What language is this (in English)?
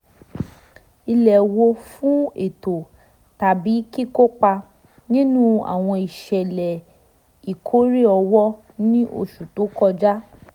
Yoruba